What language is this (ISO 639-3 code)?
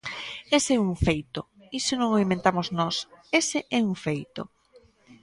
glg